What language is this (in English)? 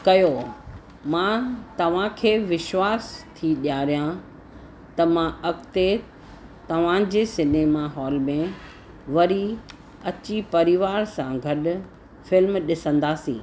Sindhi